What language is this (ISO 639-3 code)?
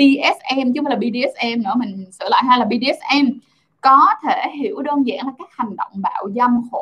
vie